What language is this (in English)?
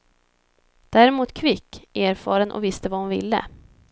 Swedish